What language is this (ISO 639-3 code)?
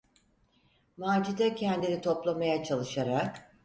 tur